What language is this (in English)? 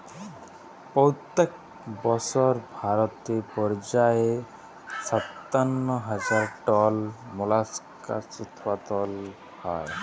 Bangla